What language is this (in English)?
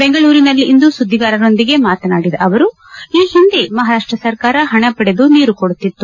Kannada